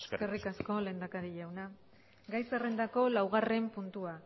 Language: Basque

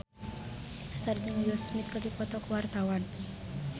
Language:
Sundanese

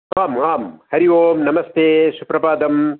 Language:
Sanskrit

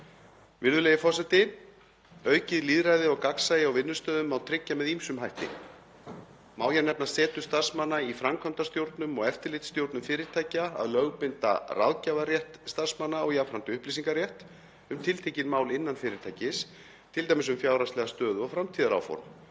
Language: Icelandic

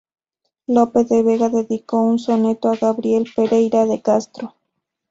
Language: Spanish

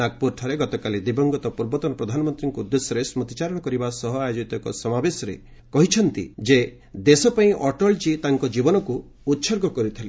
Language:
Odia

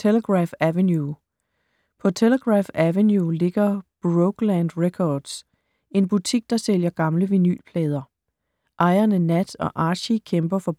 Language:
Danish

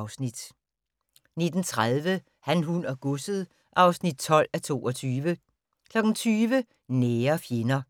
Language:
Danish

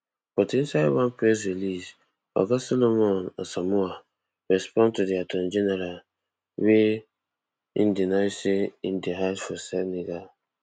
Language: Nigerian Pidgin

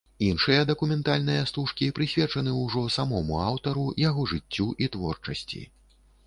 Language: Belarusian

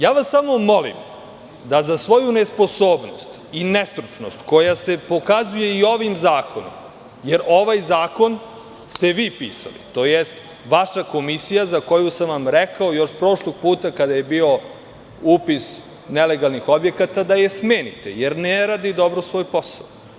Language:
Serbian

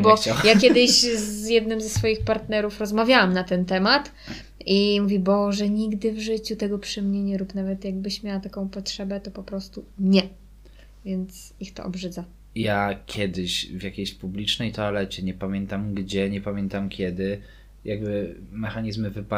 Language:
Polish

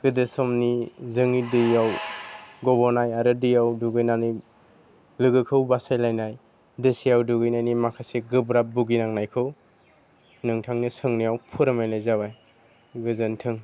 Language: Bodo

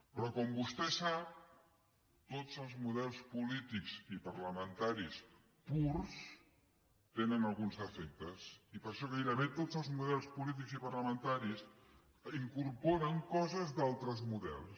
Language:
Catalan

